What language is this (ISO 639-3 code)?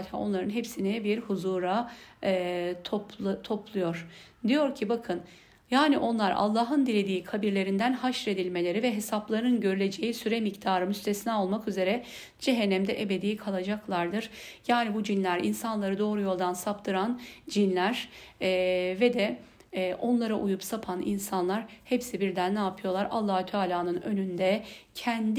tur